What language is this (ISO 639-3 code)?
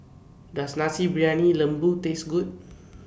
eng